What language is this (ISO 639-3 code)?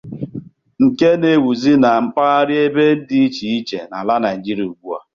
ibo